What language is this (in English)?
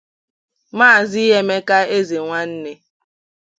Igbo